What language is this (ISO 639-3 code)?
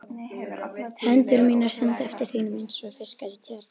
isl